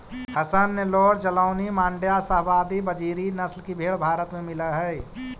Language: Magahi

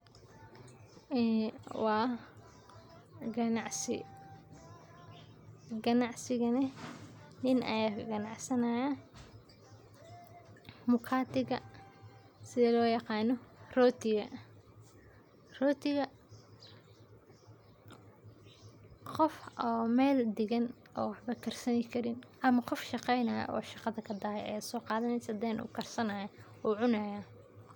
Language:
Somali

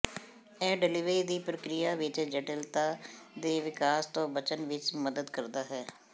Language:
Punjabi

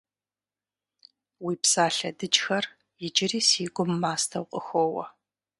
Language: Kabardian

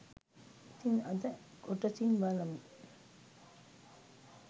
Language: Sinhala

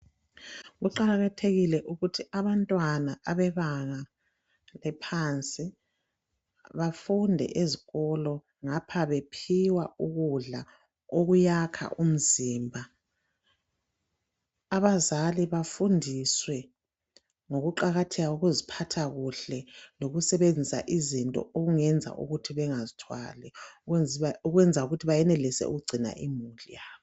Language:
North Ndebele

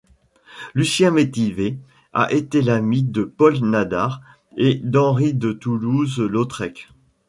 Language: French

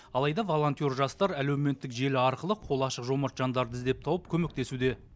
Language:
Kazakh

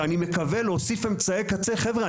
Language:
Hebrew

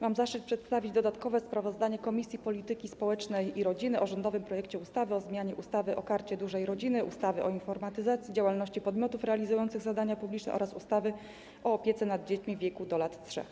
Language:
Polish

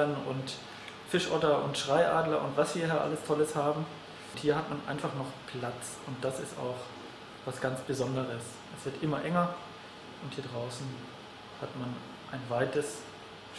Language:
German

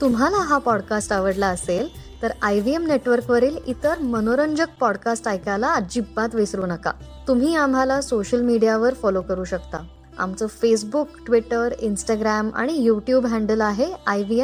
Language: Marathi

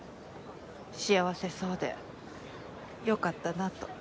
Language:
Japanese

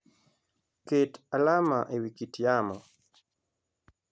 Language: Luo (Kenya and Tanzania)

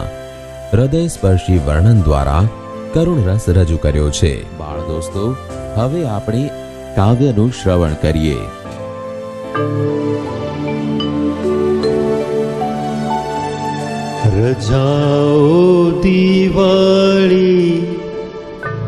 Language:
Hindi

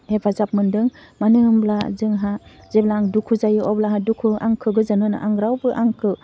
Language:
Bodo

